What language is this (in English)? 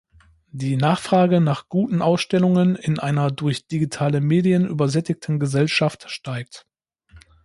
German